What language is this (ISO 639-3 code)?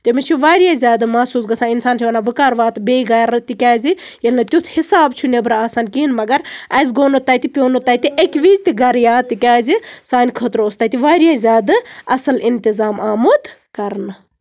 kas